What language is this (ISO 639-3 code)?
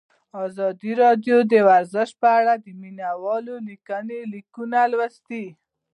pus